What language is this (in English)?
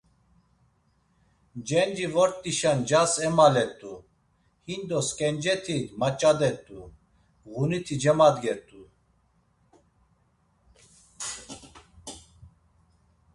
Laz